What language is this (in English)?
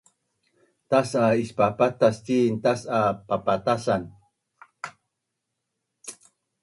Bunun